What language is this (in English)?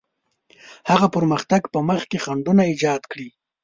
Pashto